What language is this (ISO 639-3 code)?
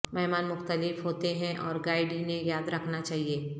urd